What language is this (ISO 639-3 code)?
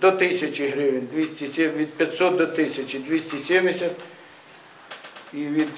ukr